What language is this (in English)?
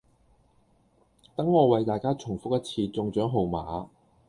Cantonese